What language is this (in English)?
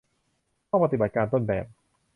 Thai